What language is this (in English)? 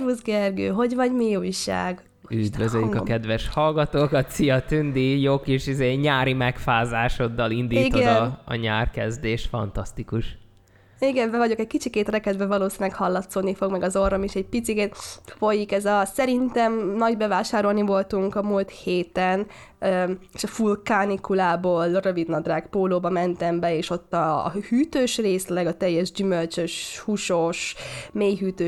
Hungarian